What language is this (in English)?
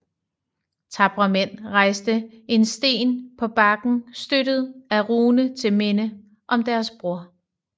Danish